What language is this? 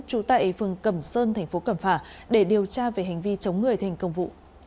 Vietnamese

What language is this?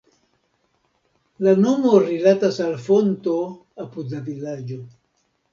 Esperanto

